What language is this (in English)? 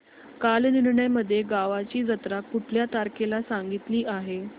Marathi